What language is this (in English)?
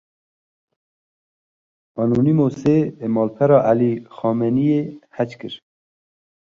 Kurdish